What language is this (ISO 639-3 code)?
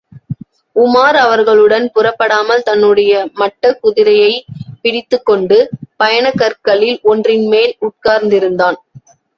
tam